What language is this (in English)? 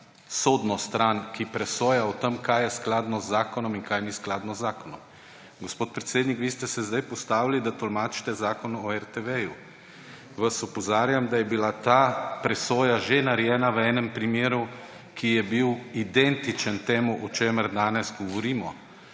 Slovenian